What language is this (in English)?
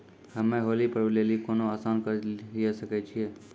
Maithili